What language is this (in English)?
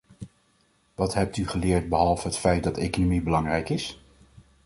Dutch